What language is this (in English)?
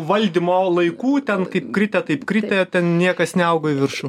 Lithuanian